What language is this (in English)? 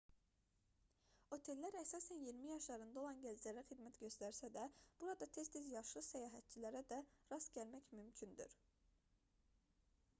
Azerbaijani